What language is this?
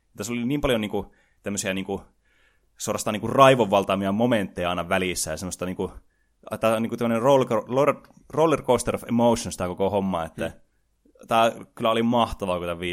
Finnish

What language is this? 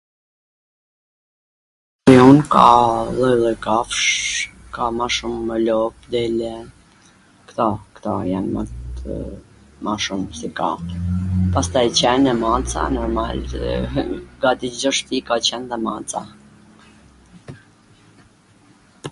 Gheg Albanian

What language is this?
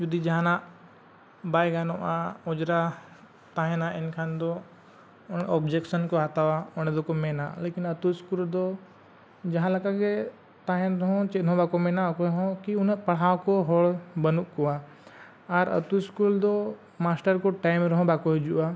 Santali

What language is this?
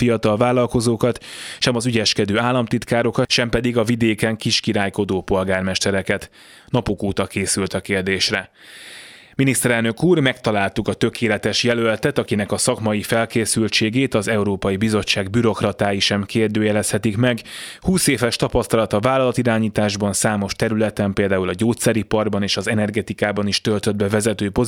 Hungarian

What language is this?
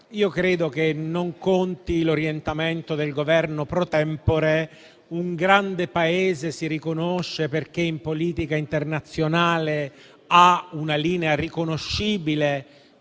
Italian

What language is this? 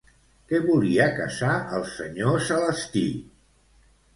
Catalan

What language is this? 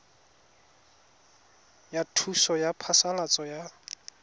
Tswana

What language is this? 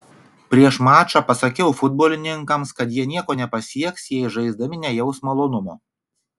Lithuanian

